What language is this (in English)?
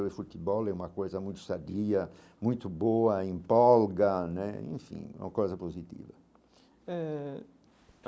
Portuguese